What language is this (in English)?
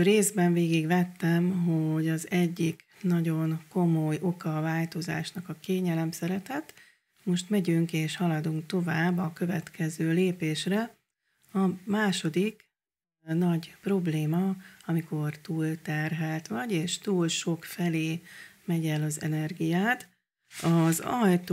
Hungarian